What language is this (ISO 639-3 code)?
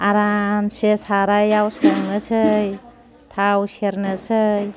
brx